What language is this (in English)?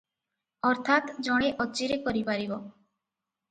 Odia